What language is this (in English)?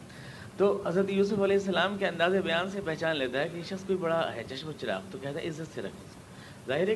Urdu